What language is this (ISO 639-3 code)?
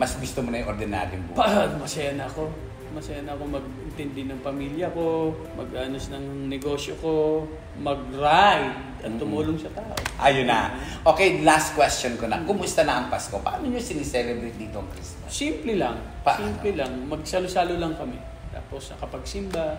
fil